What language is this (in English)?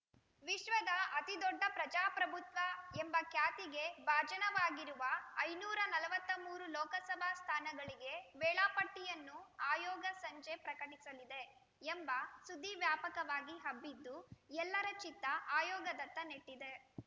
Kannada